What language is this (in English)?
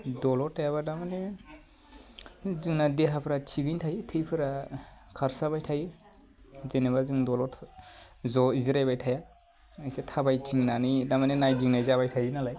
Bodo